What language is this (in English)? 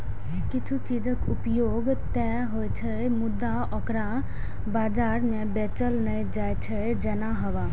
Maithili